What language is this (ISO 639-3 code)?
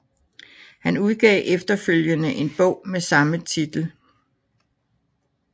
dan